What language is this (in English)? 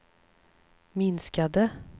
Swedish